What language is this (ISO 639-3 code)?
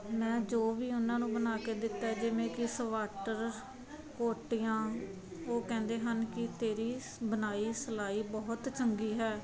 pan